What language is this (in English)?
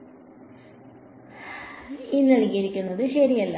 Malayalam